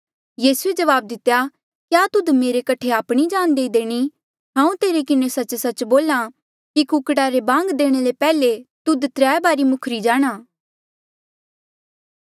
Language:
Mandeali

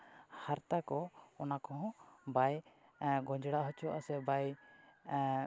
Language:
Santali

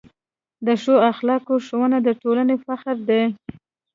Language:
Pashto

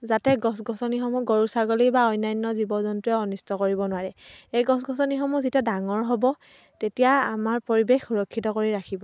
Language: Assamese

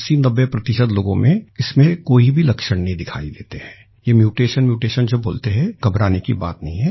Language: Hindi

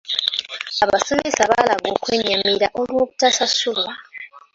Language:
Ganda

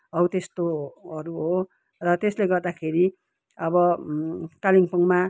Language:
Nepali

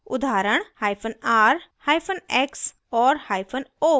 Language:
Hindi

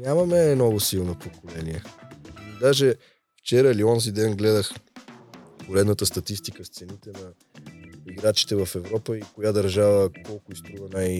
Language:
Bulgarian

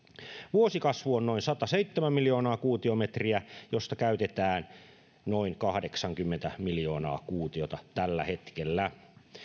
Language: Finnish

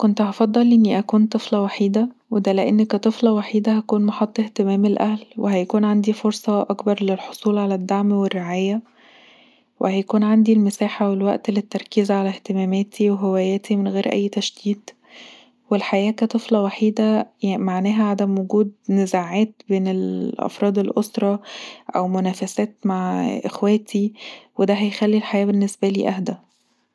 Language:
Egyptian Arabic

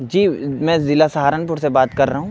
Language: Urdu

